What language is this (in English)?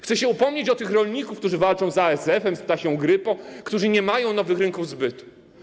Polish